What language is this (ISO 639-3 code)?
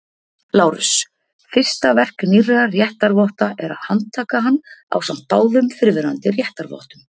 isl